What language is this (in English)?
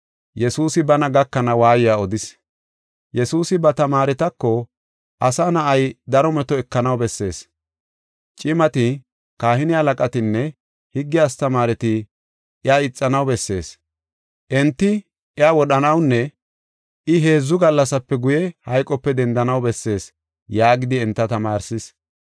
Gofa